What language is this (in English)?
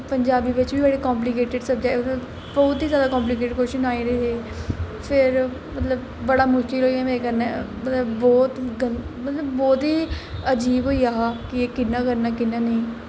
Dogri